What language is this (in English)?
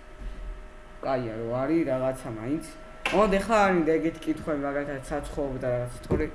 Georgian